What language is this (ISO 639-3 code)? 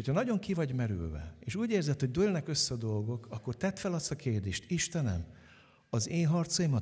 hun